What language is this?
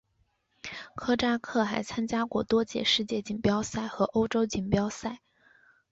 Chinese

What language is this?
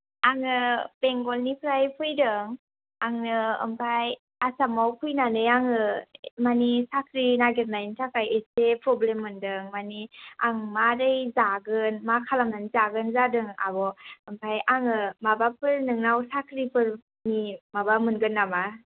Bodo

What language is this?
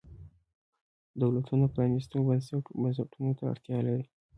Pashto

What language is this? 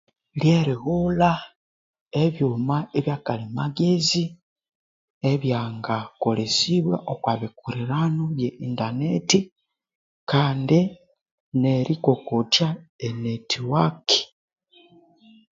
Konzo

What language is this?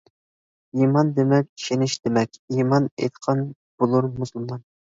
Uyghur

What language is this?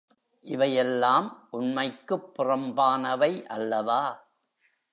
Tamil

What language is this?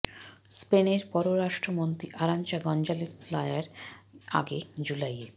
Bangla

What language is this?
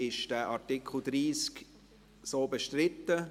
Swiss German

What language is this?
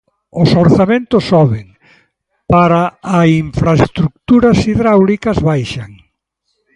Galician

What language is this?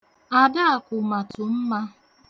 Igbo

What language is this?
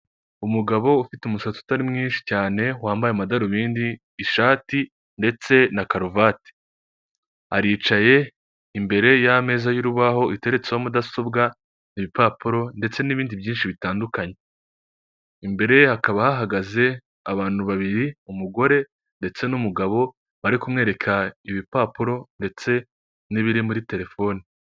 Kinyarwanda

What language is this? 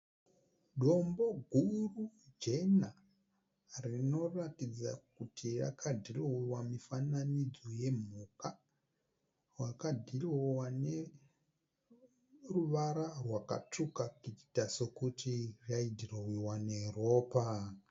Shona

